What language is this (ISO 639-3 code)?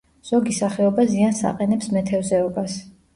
kat